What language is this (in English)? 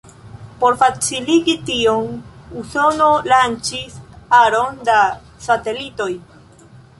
Esperanto